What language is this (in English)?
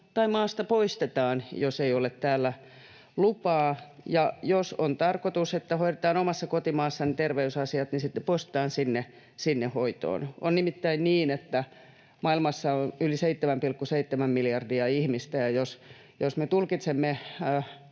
Finnish